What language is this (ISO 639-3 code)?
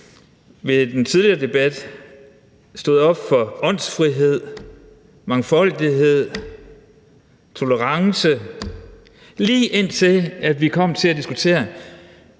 dan